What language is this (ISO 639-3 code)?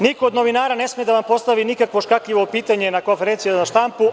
srp